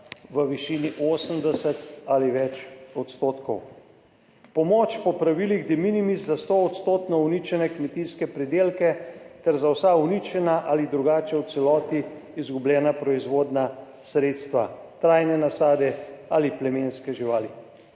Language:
Slovenian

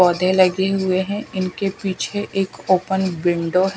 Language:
Hindi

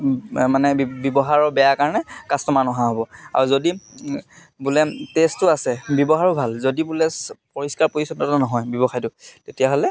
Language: Assamese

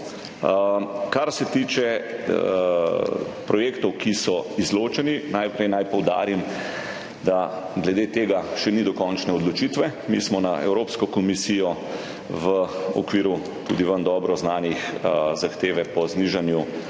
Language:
Slovenian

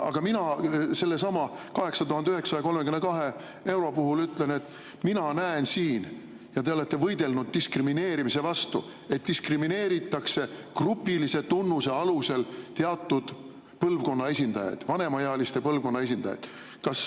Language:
Estonian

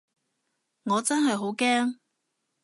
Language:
Cantonese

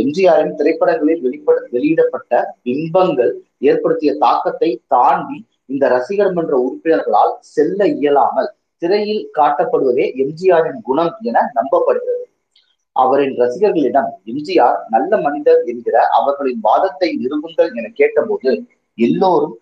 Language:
Tamil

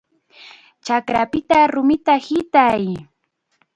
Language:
Chiquián Ancash Quechua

